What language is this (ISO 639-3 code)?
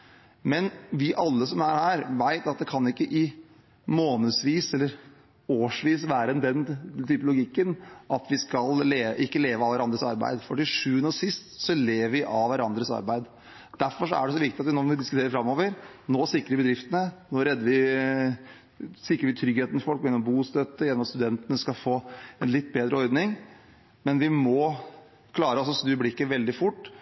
nob